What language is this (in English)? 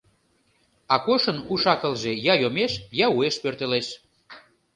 Mari